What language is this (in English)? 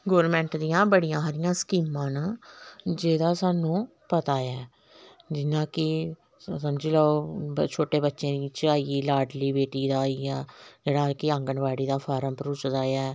Dogri